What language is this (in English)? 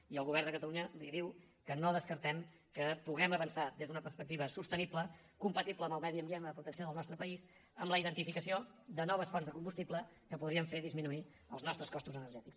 Catalan